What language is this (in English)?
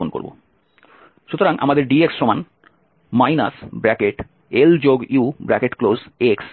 Bangla